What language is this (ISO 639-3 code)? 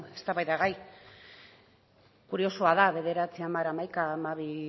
eus